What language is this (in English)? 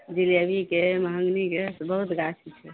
Maithili